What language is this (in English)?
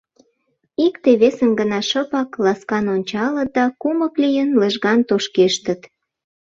Mari